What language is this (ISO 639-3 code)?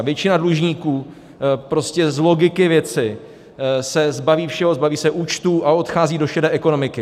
ces